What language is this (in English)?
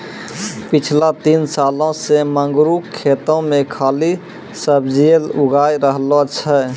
Maithili